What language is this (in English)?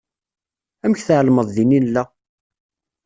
Kabyle